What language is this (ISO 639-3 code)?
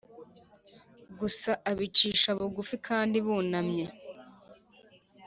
kin